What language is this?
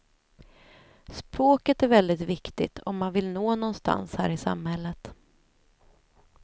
Swedish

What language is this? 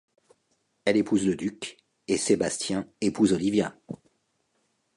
French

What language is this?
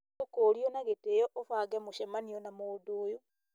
Kikuyu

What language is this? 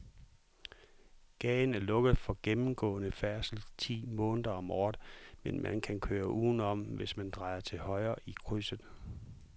Danish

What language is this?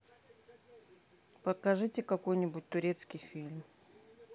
Russian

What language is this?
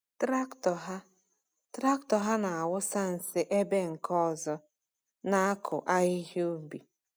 Igbo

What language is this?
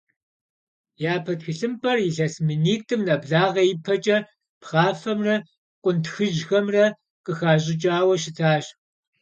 Kabardian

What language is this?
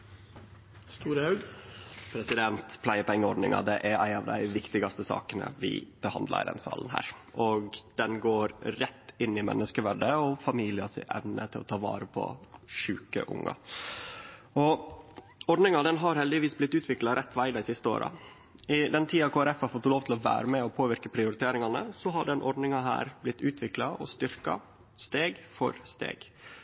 Norwegian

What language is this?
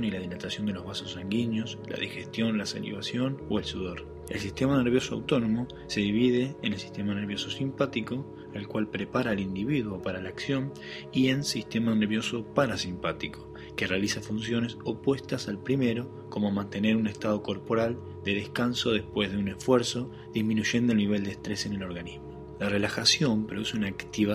Spanish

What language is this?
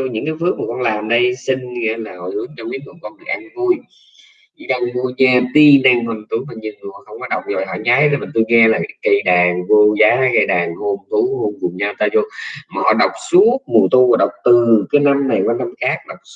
Vietnamese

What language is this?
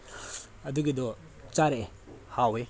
Manipuri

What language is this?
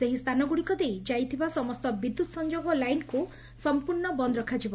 Odia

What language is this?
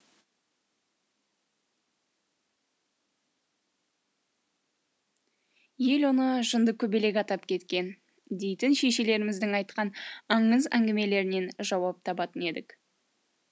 Kazakh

